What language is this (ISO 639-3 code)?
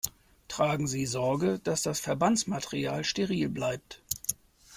deu